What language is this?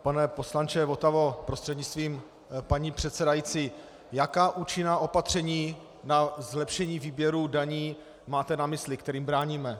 Czech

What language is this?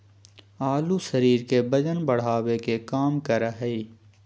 Magahi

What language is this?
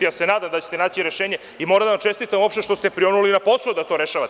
Serbian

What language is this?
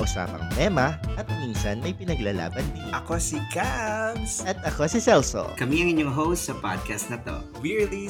Filipino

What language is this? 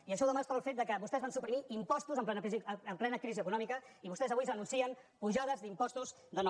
Catalan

